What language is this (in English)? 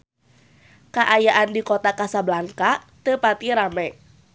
Sundanese